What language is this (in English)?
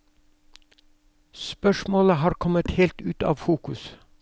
Norwegian